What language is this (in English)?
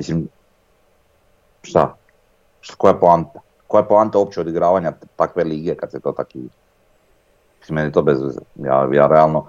Croatian